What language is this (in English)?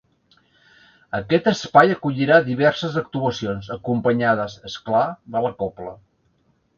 Catalan